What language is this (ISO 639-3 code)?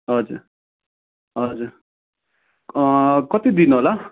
nep